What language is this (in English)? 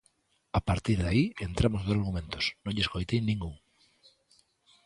Galician